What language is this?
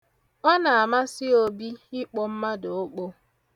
Igbo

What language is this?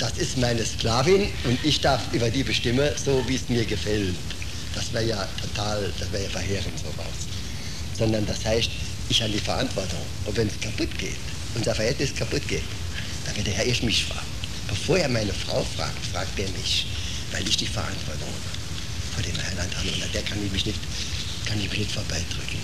German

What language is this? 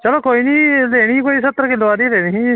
Dogri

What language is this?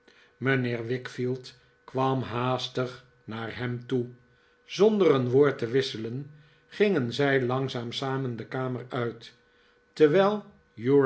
Dutch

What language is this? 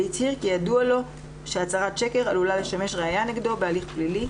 Hebrew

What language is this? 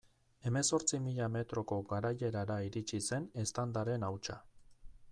Basque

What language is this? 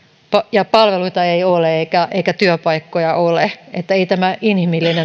Finnish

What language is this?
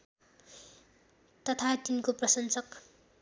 Nepali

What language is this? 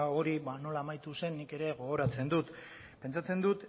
Basque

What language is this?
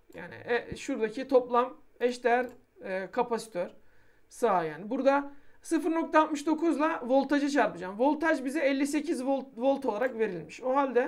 Turkish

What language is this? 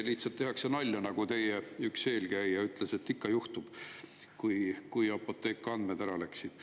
Estonian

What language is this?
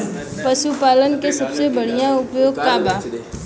Bhojpuri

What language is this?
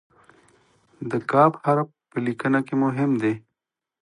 Pashto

